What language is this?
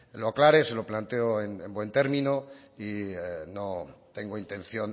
Spanish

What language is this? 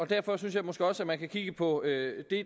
Danish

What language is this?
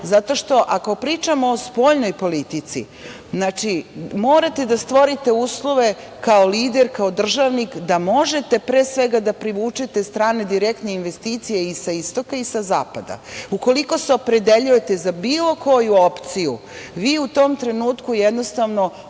Serbian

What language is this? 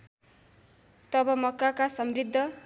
Nepali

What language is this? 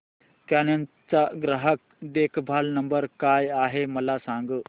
Marathi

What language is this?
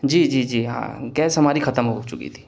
Urdu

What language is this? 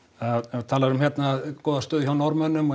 Icelandic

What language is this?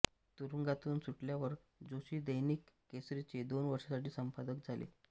Marathi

